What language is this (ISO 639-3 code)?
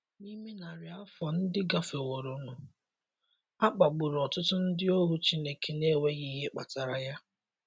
ibo